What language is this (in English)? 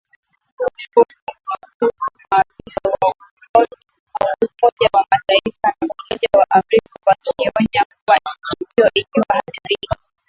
Swahili